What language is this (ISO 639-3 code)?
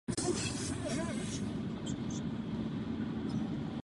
ces